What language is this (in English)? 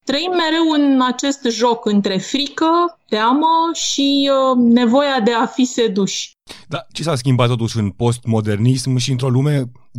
Romanian